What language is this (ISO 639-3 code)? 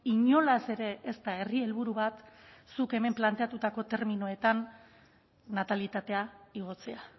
eus